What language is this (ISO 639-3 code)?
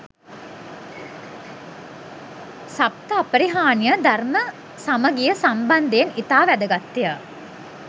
sin